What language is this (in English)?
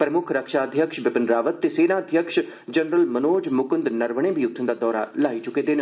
Dogri